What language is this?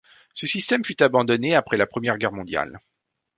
French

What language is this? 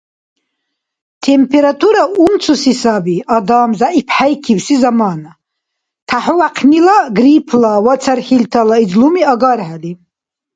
Dargwa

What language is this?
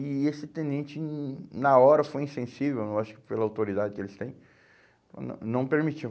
Portuguese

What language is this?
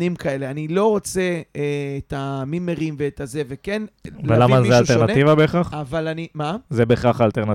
Hebrew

